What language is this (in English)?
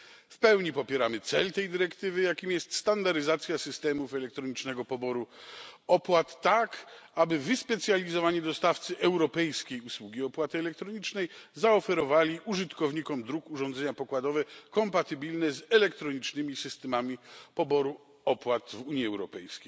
Polish